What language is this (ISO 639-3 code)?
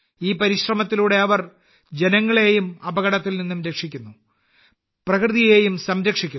mal